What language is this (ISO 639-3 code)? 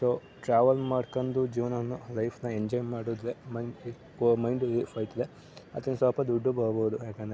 kan